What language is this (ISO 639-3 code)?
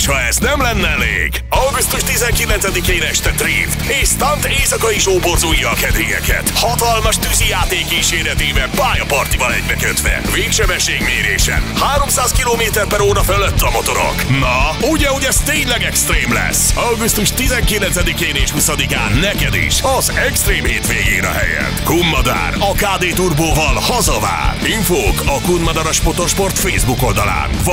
hun